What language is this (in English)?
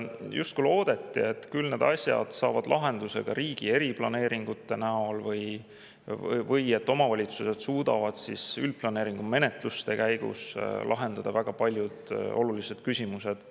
Estonian